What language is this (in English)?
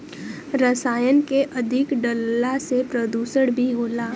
Bhojpuri